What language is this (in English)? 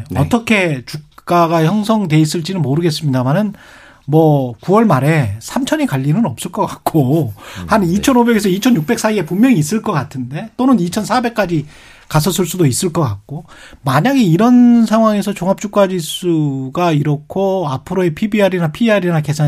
Korean